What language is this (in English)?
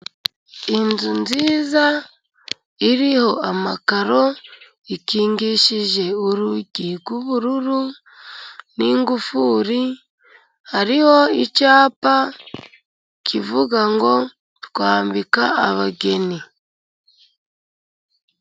Kinyarwanda